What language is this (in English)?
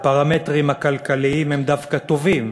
Hebrew